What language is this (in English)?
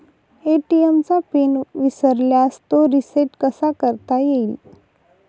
Marathi